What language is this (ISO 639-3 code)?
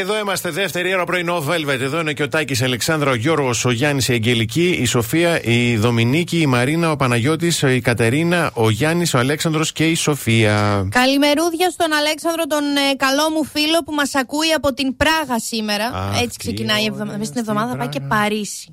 ell